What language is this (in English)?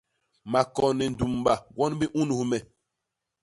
Basaa